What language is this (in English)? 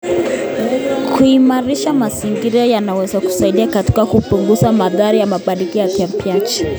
Kalenjin